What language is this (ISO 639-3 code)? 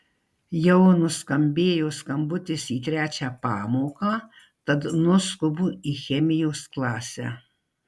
lit